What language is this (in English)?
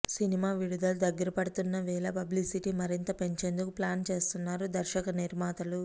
Telugu